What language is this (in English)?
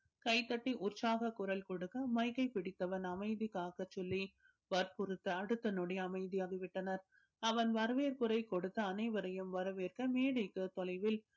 Tamil